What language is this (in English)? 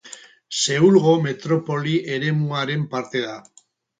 Basque